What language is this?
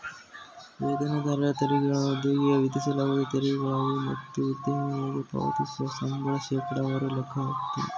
Kannada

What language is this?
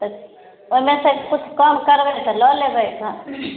Maithili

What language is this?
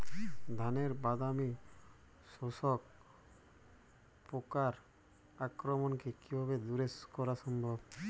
Bangla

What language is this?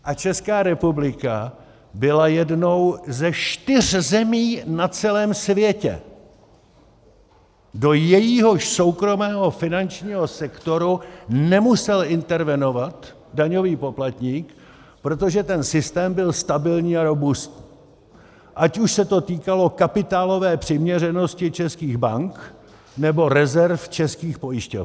Czech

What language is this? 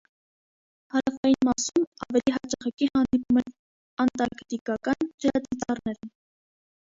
Armenian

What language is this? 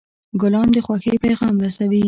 Pashto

